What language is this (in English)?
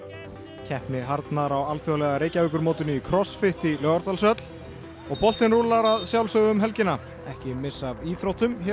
Icelandic